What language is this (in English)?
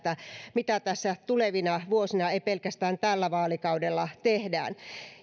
Finnish